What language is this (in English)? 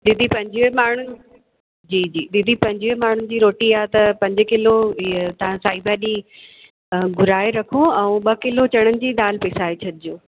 Sindhi